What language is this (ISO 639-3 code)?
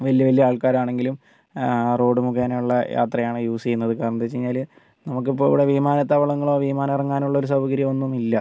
mal